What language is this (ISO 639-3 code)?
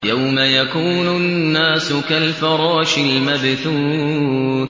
ara